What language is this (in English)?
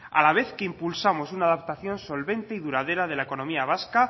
Spanish